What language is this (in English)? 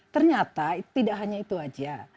Indonesian